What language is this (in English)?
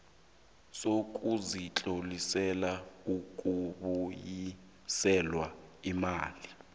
South Ndebele